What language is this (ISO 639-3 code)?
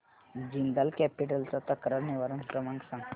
mar